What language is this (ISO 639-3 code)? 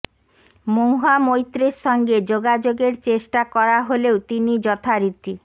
ben